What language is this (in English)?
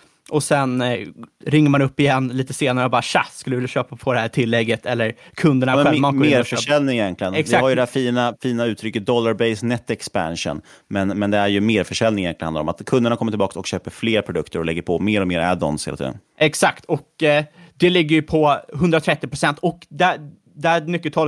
Swedish